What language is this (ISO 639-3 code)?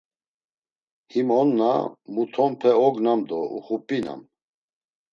lzz